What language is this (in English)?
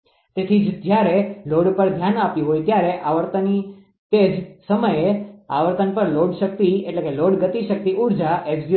Gujarati